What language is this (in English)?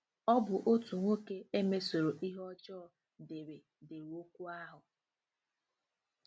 Igbo